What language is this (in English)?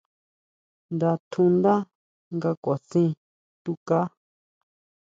Huautla Mazatec